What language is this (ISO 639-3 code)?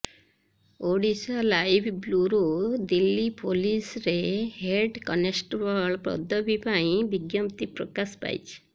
ori